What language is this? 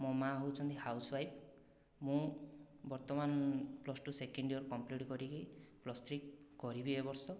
Odia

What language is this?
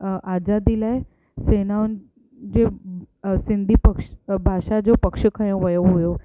Sindhi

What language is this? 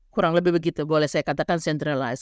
Indonesian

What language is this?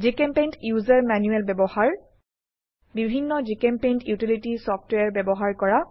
Assamese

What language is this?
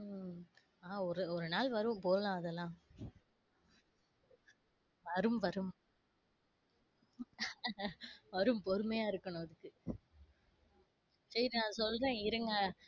Tamil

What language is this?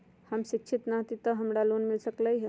Magahi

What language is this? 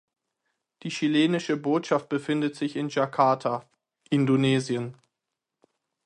German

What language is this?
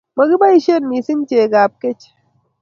Kalenjin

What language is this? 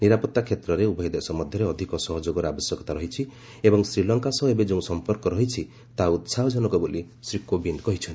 Odia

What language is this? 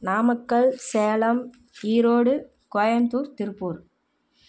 Tamil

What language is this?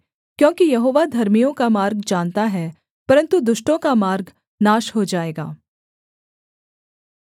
Hindi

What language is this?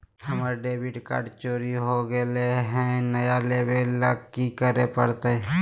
Magahi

